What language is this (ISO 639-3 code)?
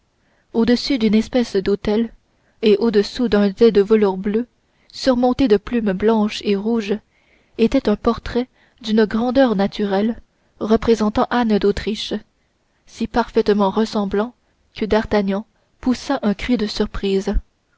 fra